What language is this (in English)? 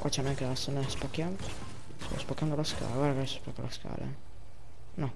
Italian